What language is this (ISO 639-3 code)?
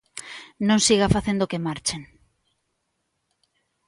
glg